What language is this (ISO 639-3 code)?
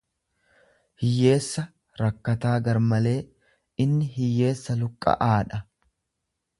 orm